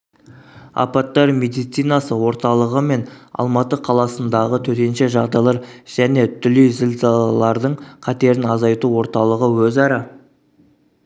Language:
Kazakh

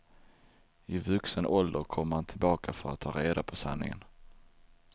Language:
Swedish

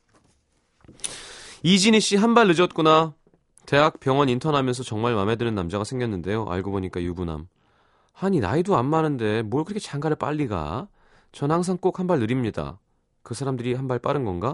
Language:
Korean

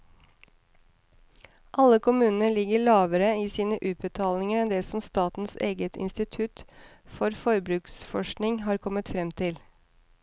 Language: Norwegian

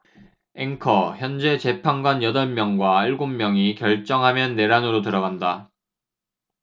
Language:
Korean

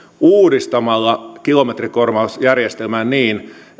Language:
Finnish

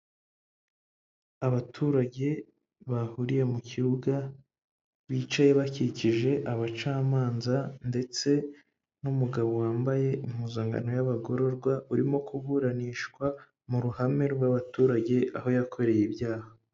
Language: Kinyarwanda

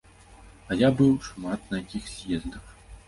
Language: Belarusian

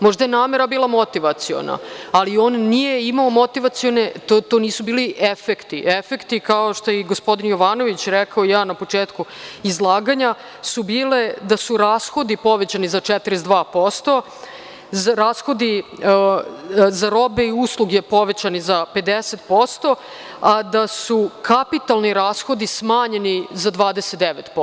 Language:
Serbian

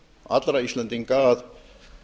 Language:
Icelandic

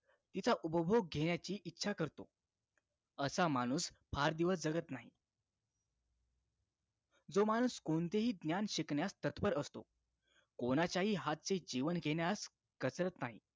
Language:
Marathi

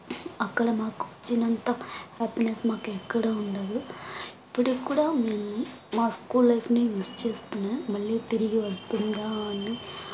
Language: Telugu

